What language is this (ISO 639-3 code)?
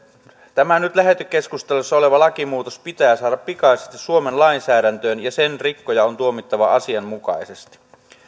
fin